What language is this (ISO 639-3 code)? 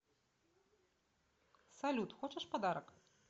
rus